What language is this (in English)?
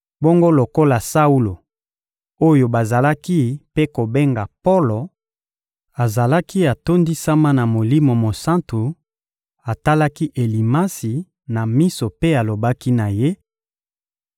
Lingala